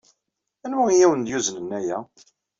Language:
Kabyle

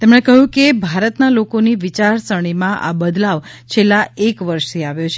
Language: Gujarati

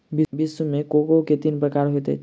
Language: Maithili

